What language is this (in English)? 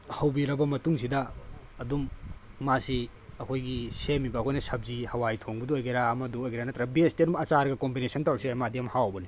Manipuri